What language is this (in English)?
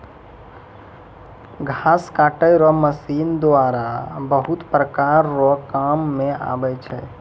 Maithili